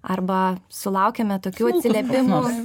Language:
Lithuanian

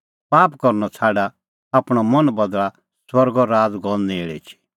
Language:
Kullu Pahari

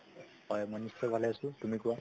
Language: Assamese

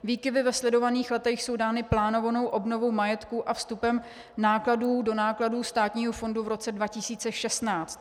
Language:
Czech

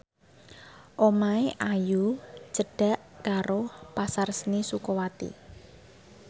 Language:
Javanese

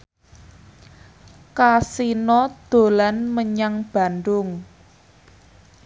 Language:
Javanese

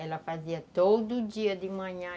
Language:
Portuguese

